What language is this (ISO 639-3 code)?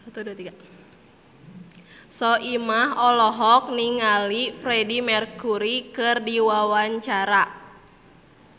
sun